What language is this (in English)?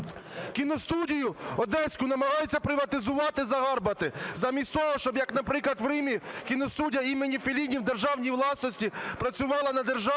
Ukrainian